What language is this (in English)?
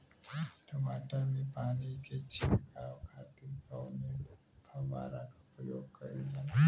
Bhojpuri